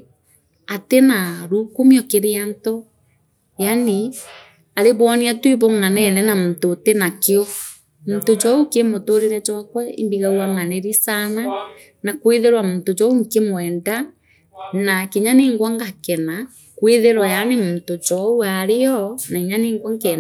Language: Meru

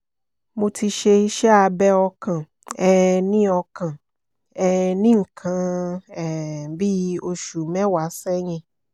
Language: Yoruba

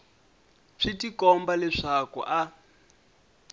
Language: Tsonga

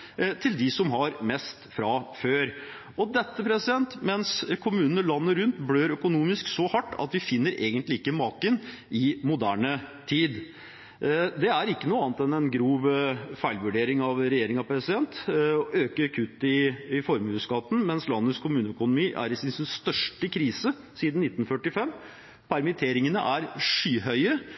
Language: Norwegian Bokmål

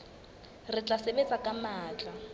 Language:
Southern Sotho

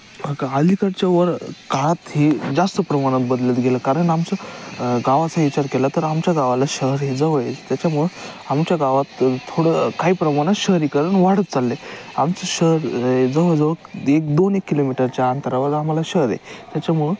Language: Marathi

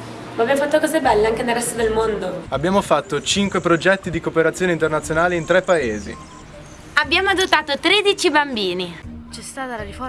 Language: Italian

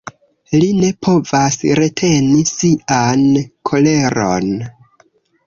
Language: Esperanto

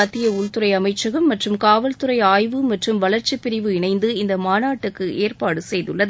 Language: Tamil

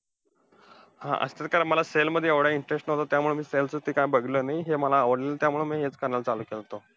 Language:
Marathi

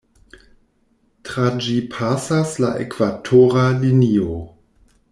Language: Esperanto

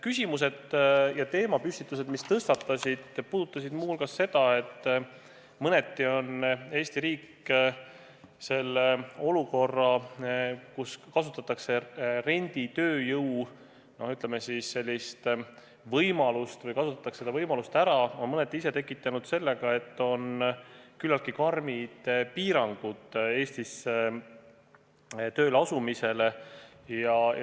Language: Estonian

